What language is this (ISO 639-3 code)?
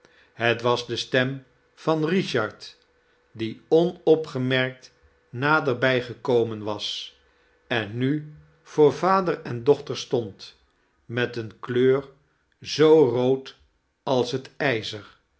nld